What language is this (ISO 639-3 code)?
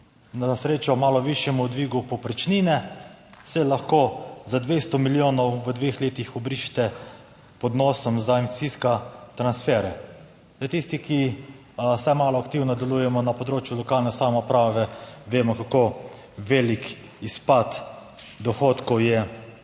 slv